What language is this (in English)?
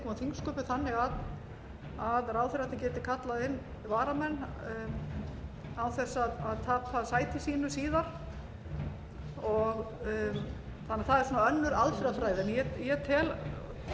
Icelandic